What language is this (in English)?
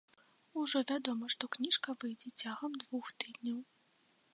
Belarusian